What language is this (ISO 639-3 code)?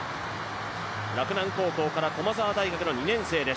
jpn